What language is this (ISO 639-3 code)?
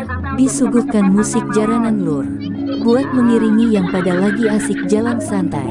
ind